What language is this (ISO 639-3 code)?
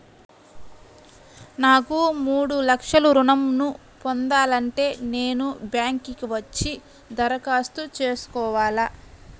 tel